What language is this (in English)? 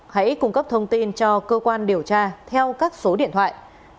Vietnamese